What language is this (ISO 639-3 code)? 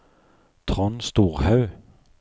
nor